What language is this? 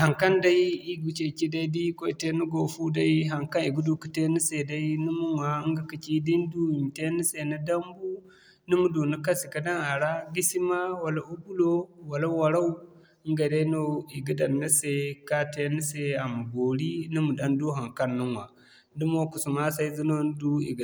Zarma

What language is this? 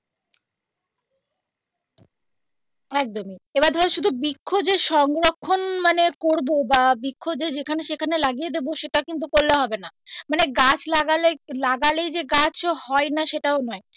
Bangla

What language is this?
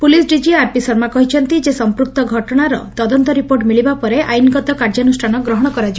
Odia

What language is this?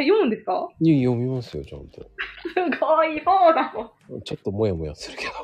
Japanese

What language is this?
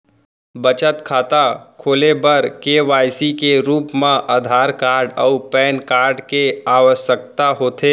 Chhattisgarhi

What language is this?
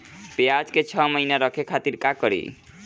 Bhojpuri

